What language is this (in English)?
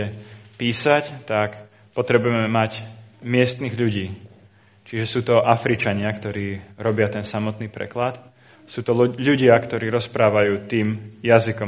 Slovak